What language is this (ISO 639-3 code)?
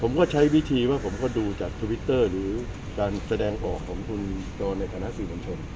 tha